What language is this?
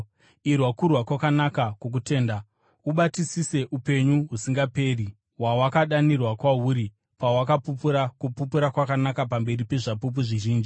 Shona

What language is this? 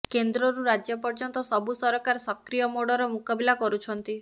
Odia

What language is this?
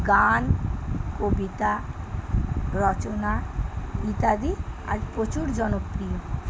Bangla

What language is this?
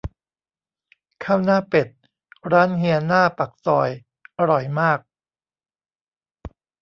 Thai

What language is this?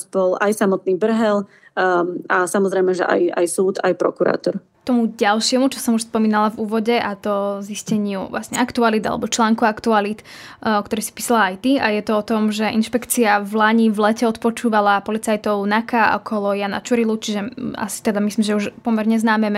Slovak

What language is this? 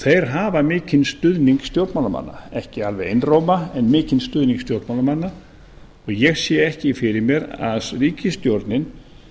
Icelandic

